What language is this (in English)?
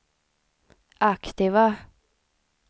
Swedish